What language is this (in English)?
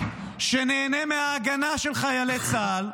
Hebrew